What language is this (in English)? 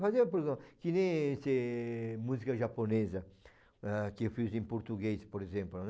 Portuguese